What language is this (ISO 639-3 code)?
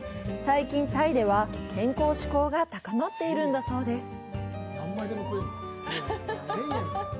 jpn